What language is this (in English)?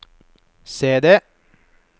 Norwegian